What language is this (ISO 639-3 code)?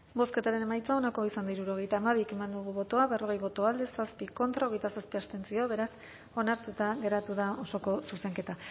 eus